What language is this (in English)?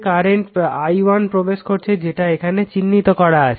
Bangla